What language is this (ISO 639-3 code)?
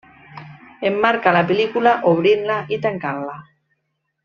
cat